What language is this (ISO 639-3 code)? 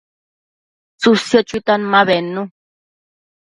mcf